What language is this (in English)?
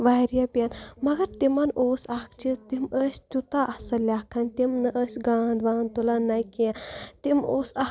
Kashmiri